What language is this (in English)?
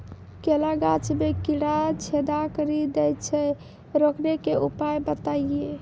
Maithili